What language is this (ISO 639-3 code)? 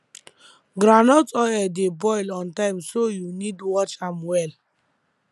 pcm